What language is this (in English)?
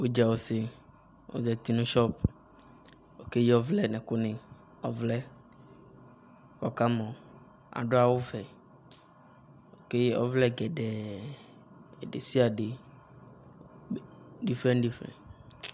Ikposo